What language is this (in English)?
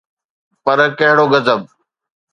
Sindhi